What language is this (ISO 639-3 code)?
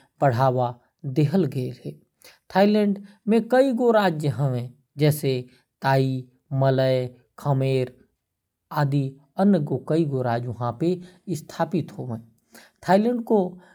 kfp